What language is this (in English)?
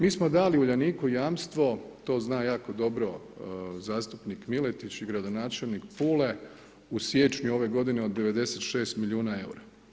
Croatian